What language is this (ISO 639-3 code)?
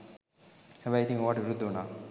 sin